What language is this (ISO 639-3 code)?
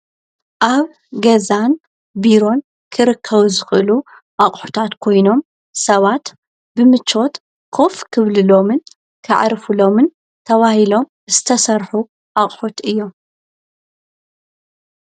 tir